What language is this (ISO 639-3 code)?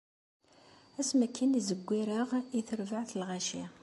kab